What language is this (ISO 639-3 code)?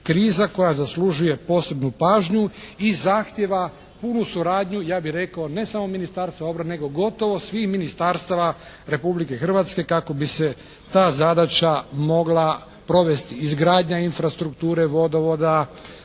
hrv